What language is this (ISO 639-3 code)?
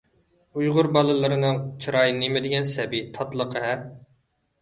uig